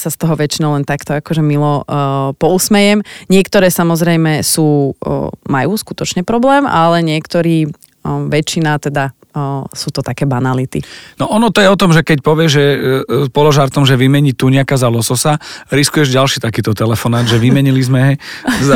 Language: Slovak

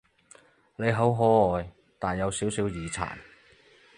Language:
Cantonese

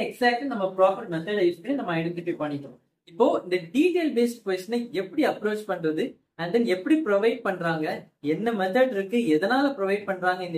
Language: Tamil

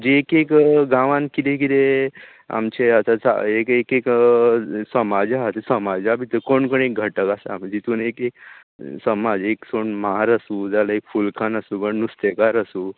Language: Konkani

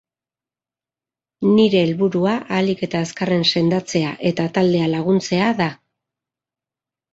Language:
Basque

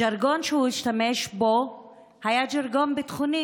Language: Hebrew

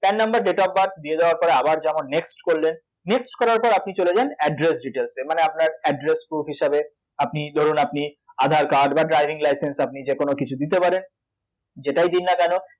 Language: Bangla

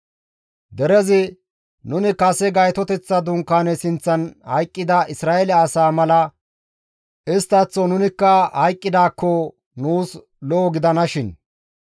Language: Gamo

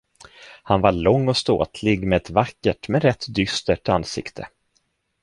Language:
Swedish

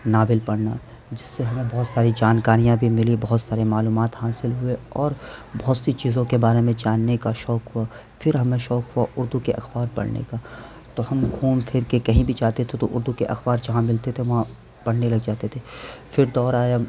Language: Urdu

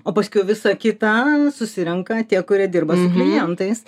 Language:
Lithuanian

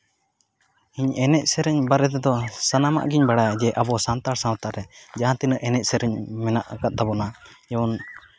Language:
Santali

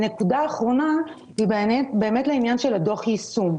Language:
Hebrew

